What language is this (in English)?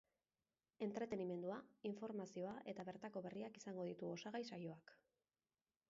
Basque